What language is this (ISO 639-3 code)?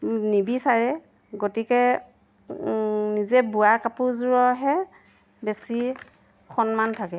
asm